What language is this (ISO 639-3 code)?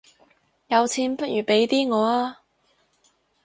yue